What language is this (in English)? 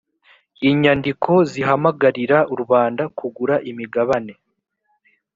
Kinyarwanda